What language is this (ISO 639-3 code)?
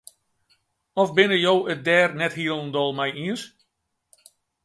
fry